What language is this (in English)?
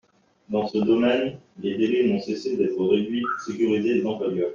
French